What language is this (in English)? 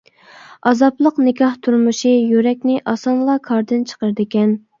Uyghur